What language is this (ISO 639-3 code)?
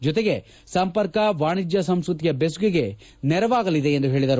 kan